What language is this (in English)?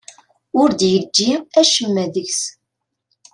Kabyle